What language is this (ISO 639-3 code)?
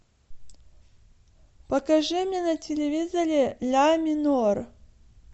rus